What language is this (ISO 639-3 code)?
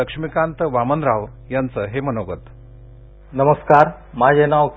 mar